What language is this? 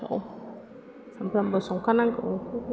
Bodo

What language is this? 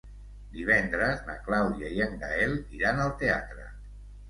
Catalan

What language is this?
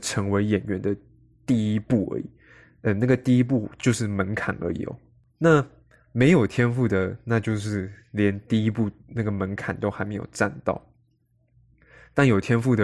Chinese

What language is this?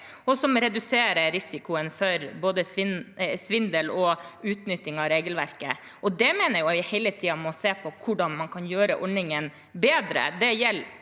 Norwegian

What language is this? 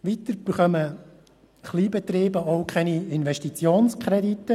Swiss German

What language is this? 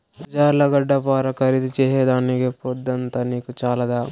Telugu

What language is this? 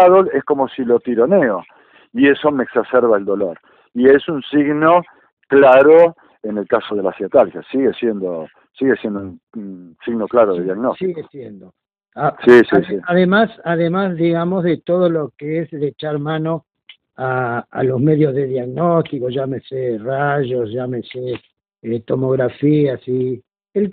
Spanish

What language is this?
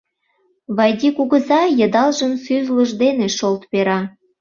Mari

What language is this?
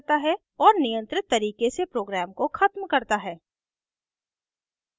Hindi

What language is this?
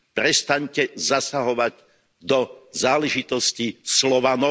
Slovak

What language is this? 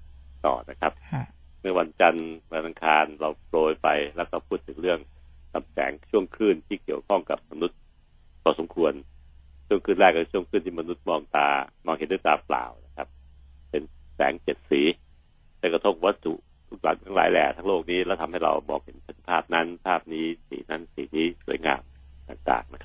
Thai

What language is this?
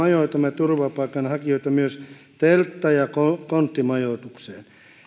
Finnish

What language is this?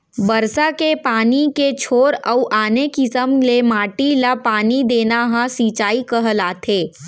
Chhattisgarhi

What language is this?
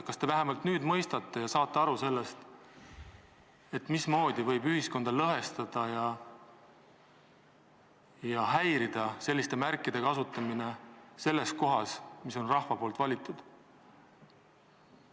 Estonian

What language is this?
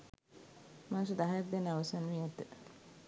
Sinhala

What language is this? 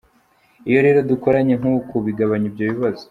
Kinyarwanda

